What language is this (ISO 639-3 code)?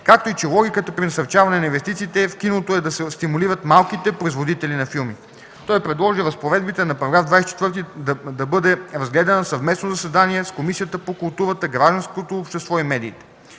bul